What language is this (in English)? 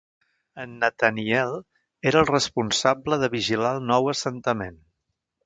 Catalan